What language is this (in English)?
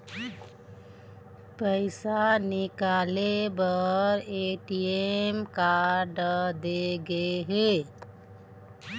Chhattisgarhi